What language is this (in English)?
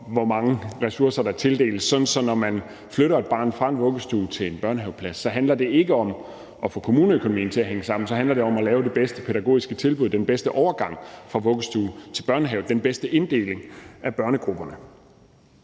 Danish